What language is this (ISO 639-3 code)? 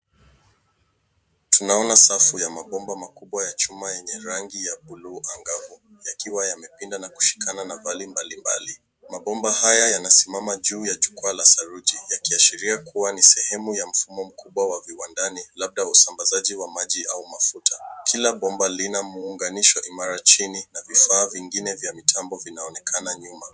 swa